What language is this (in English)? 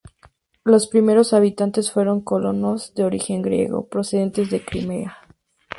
Spanish